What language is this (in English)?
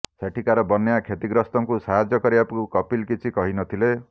Odia